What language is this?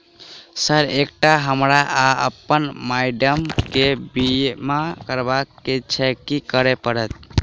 Maithili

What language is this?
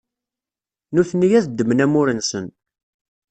Kabyle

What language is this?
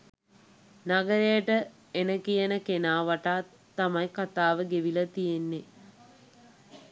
Sinhala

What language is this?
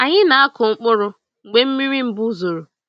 Igbo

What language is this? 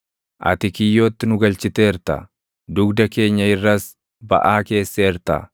Oromo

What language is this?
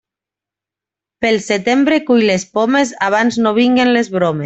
Catalan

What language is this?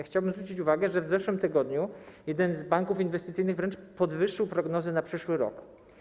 Polish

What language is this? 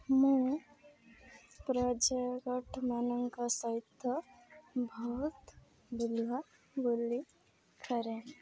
Odia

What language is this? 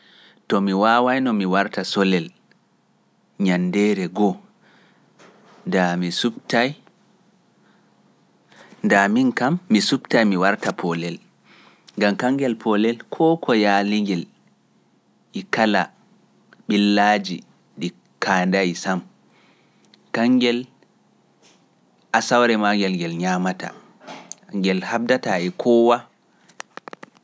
Pular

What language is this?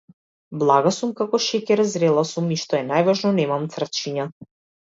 Macedonian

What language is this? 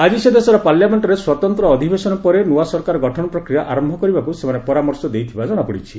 Odia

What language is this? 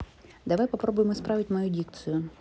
Russian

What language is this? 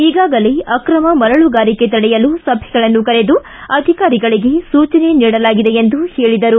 Kannada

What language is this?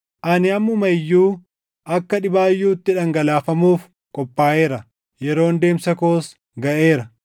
Oromo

